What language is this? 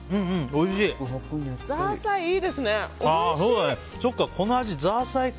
Japanese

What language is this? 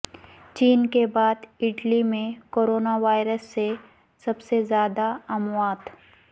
Urdu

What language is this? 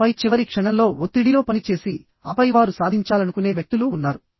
Telugu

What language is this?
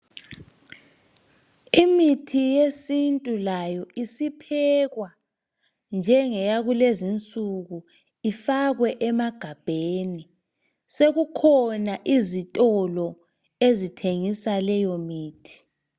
North Ndebele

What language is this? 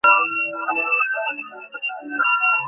Bangla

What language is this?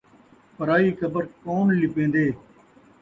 Saraiki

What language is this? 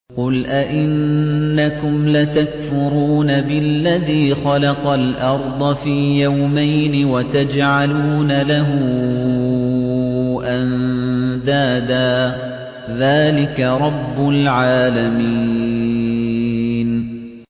Arabic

